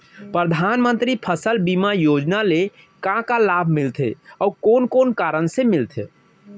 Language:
Chhattisgarhi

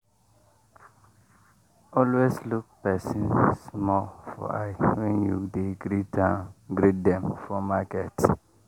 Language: Nigerian Pidgin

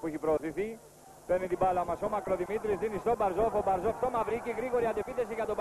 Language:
Greek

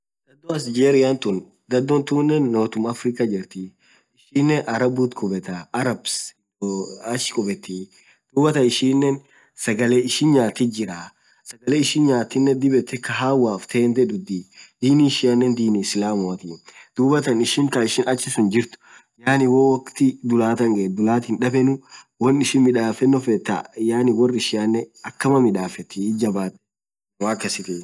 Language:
Orma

